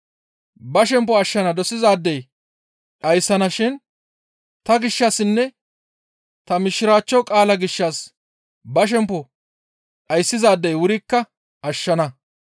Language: Gamo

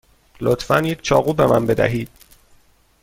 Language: Persian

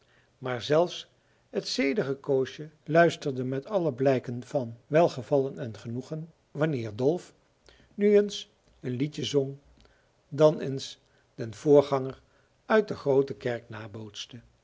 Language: Dutch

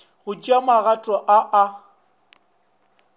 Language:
Northern Sotho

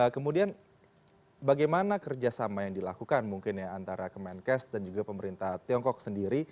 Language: Indonesian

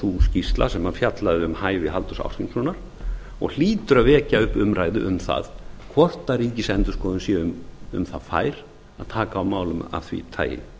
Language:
Icelandic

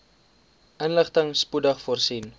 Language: Afrikaans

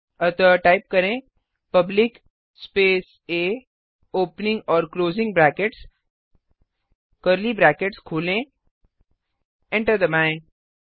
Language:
Hindi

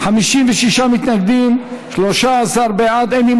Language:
Hebrew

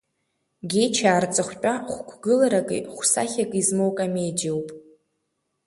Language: Abkhazian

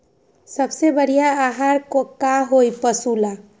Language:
Magahi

